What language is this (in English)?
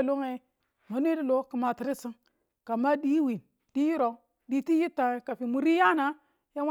Tula